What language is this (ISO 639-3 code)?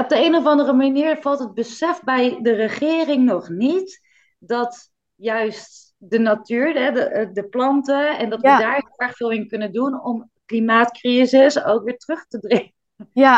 nld